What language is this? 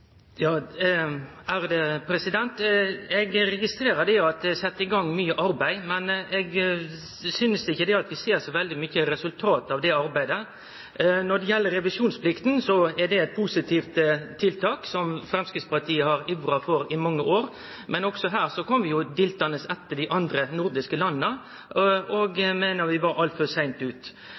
Norwegian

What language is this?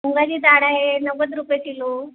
Marathi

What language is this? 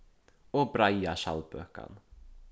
Faroese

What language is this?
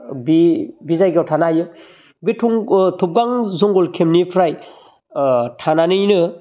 Bodo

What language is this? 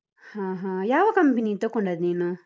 Kannada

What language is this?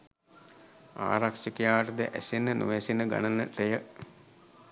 Sinhala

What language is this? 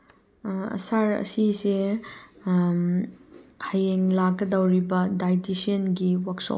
Manipuri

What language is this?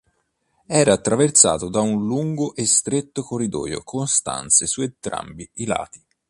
Italian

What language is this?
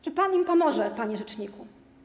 Polish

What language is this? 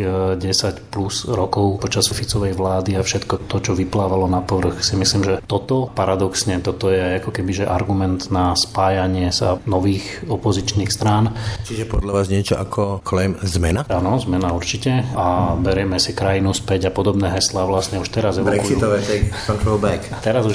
Slovak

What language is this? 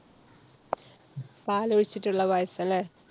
Malayalam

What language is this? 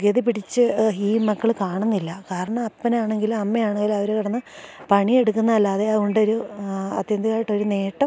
Malayalam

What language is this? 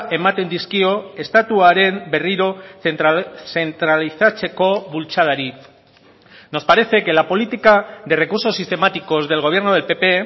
Spanish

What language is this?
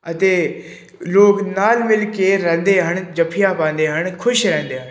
Punjabi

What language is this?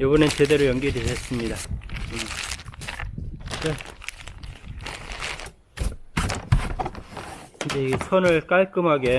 Korean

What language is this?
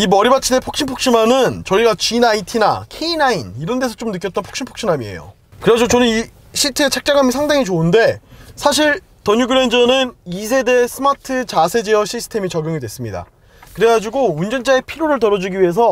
Korean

